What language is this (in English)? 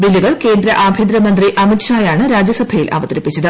Malayalam